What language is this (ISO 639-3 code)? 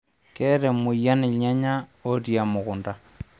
mas